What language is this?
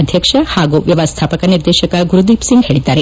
Kannada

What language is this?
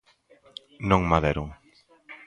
Galician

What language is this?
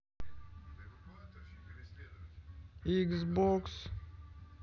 Russian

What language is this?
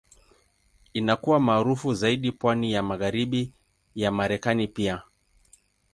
Swahili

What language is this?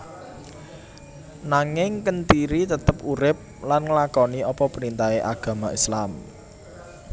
Javanese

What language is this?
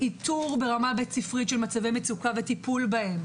Hebrew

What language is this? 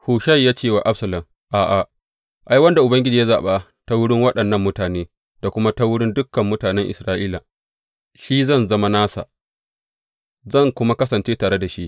Hausa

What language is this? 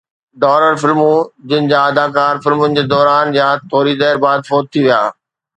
Sindhi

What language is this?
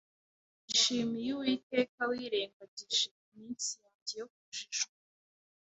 Kinyarwanda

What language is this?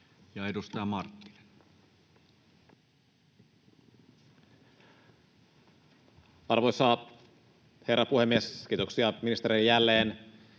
Finnish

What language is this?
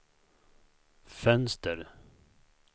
Swedish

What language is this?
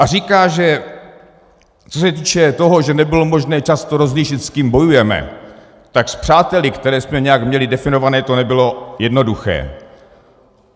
Czech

